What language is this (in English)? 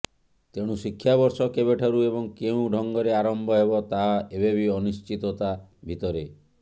Odia